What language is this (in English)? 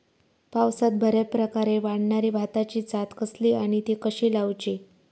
Marathi